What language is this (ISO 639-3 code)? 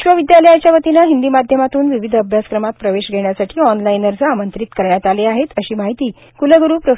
mar